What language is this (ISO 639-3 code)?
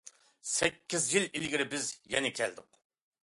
uig